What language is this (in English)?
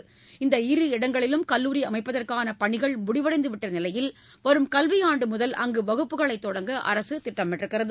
Tamil